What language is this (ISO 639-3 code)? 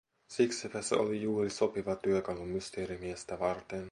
fin